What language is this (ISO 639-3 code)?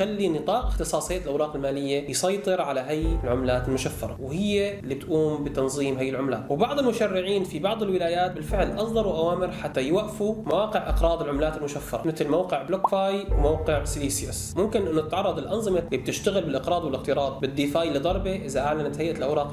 ara